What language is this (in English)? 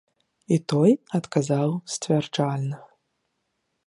Belarusian